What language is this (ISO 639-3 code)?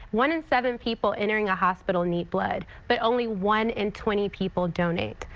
eng